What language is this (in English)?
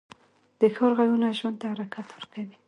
Pashto